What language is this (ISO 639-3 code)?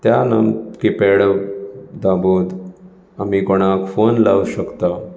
kok